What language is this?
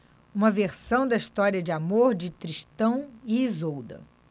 Portuguese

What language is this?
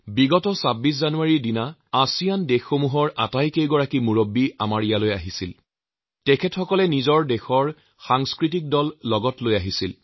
Assamese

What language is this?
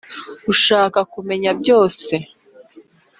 Kinyarwanda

